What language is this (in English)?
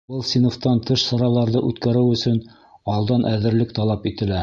Bashkir